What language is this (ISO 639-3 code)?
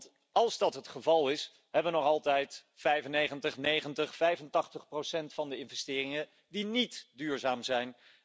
nld